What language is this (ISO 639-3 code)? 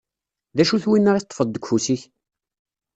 kab